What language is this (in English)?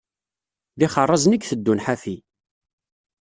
Kabyle